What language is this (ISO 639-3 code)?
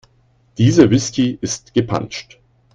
deu